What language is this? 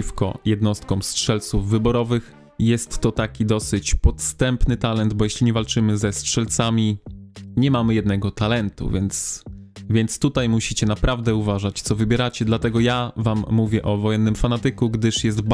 Polish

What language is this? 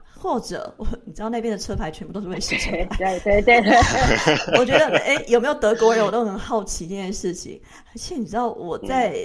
Chinese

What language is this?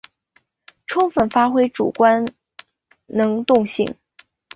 Chinese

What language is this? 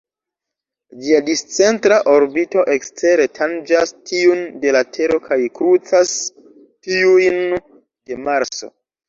Esperanto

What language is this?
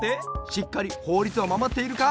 Japanese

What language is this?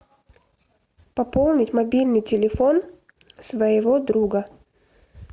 Russian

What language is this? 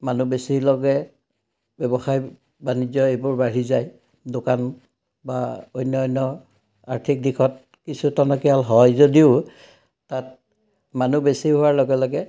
Assamese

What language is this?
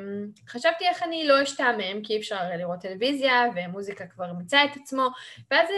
Hebrew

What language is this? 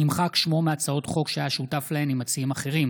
Hebrew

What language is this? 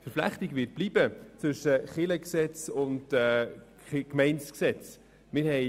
Swiss German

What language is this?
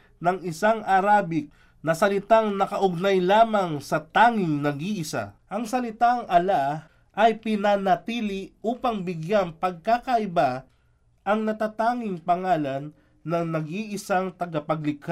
Filipino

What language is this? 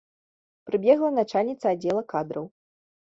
Belarusian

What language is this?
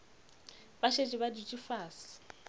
Northern Sotho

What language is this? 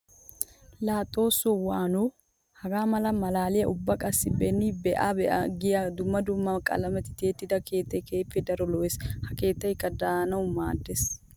Wolaytta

